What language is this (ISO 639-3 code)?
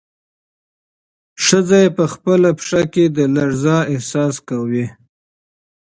pus